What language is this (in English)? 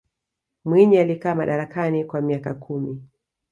Swahili